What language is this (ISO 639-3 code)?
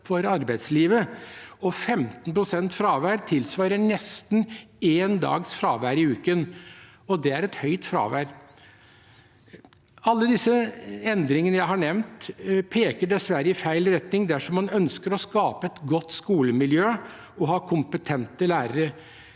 nor